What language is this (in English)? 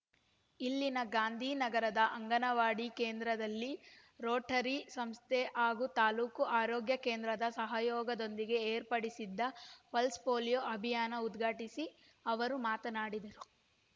Kannada